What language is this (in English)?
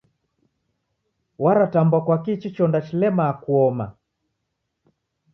Taita